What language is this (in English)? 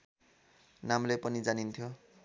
Nepali